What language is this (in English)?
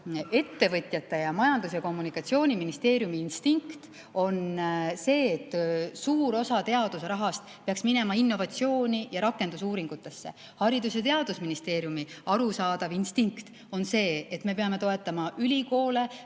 Estonian